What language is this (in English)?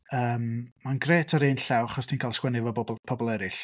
Welsh